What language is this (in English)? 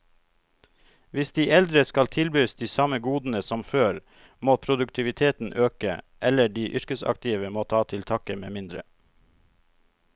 Norwegian